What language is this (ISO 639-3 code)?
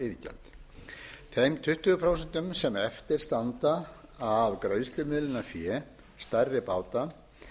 isl